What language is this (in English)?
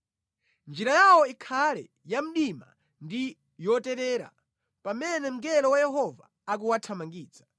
Nyanja